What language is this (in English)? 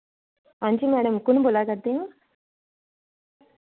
Dogri